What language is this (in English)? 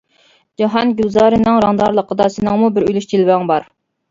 Uyghur